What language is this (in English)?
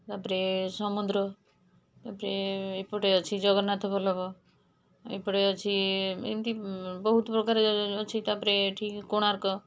Odia